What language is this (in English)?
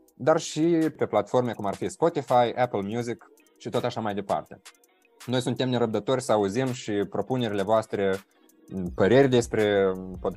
Romanian